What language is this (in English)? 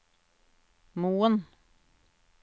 Norwegian